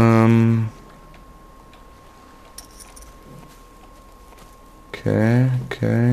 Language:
German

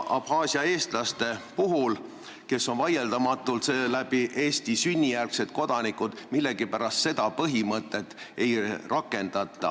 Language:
Estonian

